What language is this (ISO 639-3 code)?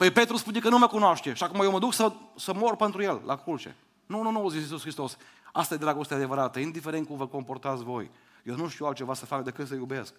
ron